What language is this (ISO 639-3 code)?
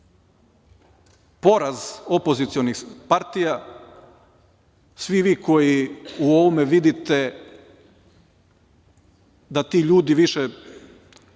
srp